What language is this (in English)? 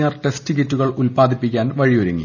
Malayalam